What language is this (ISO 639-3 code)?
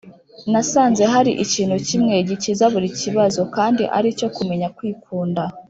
kin